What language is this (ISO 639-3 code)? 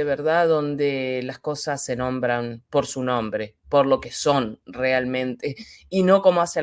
spa